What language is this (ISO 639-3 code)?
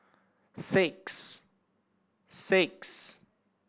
eng